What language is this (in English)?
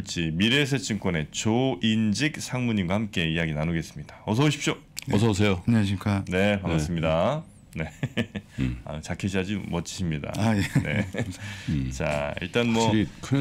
Korean